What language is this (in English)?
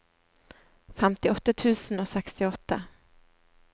Norwegian